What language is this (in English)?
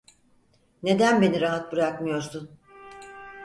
Turkish